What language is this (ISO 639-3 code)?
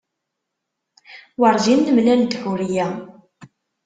kab